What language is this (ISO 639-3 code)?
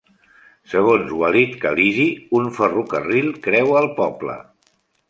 cat